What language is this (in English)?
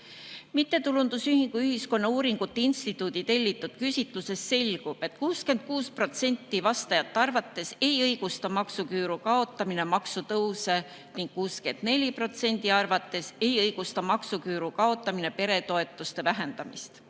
Estonian